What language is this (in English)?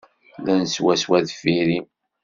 Kabyle